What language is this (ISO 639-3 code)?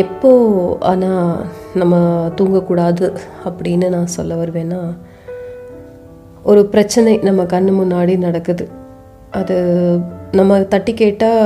tam